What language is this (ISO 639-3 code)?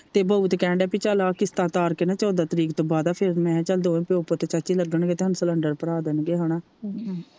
pan